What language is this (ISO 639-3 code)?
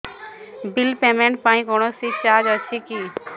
ori